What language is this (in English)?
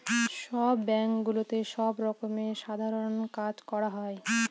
Bangla